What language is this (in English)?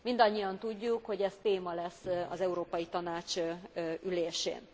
Hungarian